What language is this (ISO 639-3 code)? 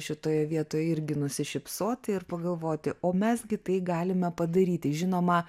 lit